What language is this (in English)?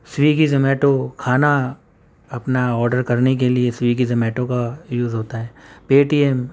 Urdu